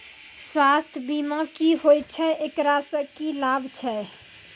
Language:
Maithili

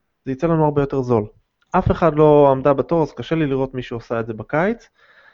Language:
Hebrew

